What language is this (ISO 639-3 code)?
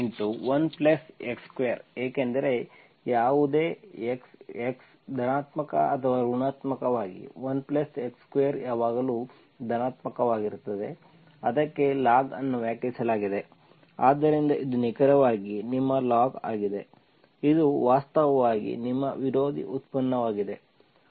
kan